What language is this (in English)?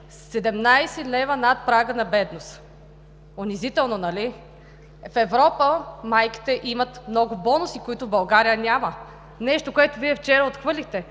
Bulgarian